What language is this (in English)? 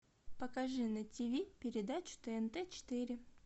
Russian